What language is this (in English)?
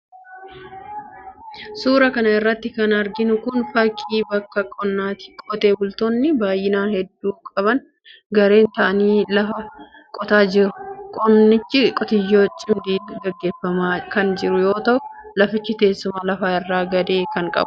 Oromo